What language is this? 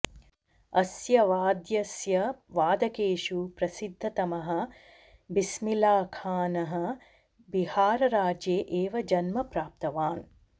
Sanskrit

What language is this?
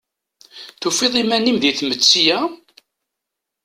Kabyle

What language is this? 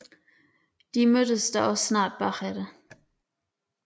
Danish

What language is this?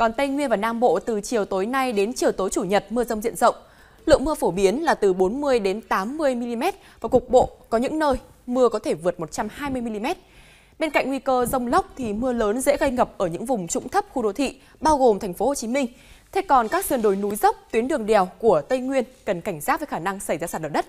Vietnamese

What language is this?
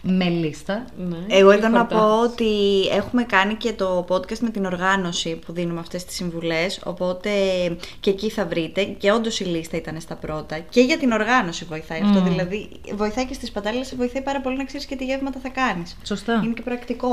Greek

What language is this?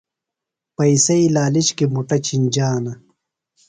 Phalura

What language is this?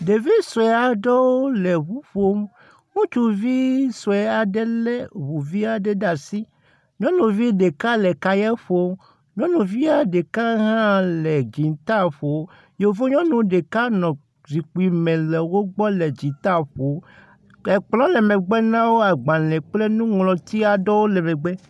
Ewe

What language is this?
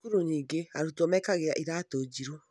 Kikuyu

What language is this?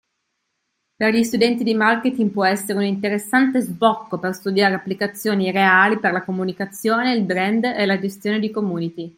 Italian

